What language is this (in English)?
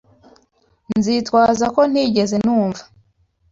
Kinyarwanda